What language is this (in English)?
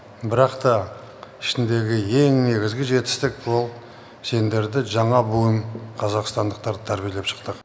Kazakh